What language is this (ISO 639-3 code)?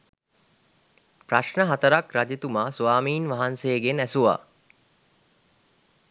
sin